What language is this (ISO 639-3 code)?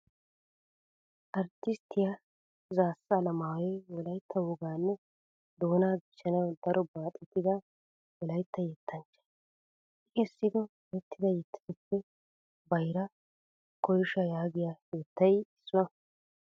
wal